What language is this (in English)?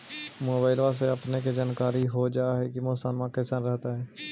Magahi